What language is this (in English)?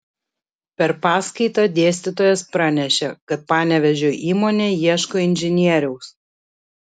Lithuanian